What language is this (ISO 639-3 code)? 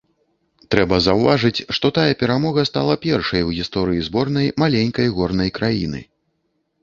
bel